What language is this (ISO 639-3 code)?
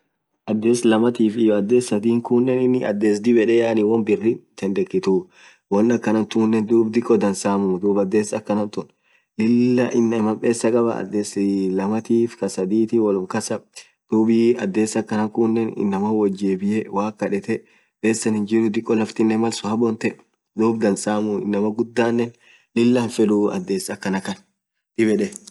orc